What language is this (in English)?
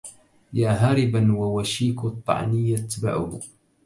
Arabic